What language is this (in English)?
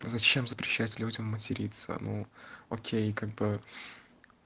Russian